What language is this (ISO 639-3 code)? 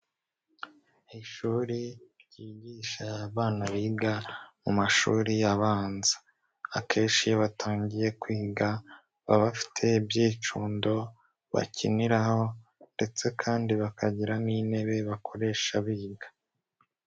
kin